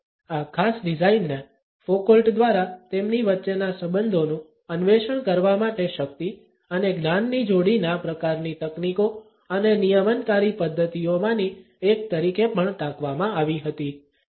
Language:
Gujarati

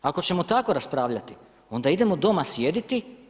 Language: Croatian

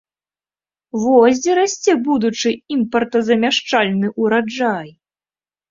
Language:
Belarusian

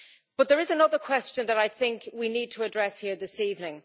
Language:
English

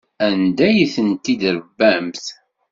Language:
Kabyle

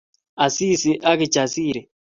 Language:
Kalenjin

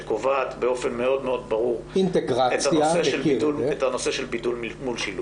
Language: Hebrew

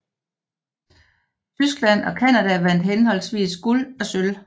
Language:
Danish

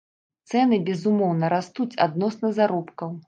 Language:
Belarusian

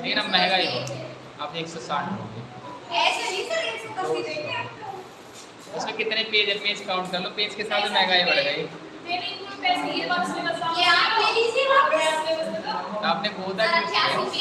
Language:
Hindi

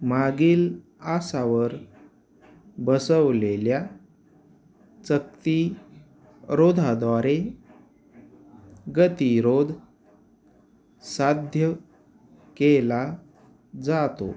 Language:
Marathi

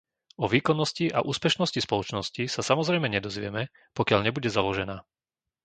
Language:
Slovak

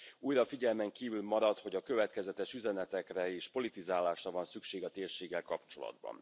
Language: Hungarian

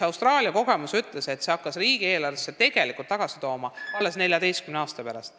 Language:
Estonian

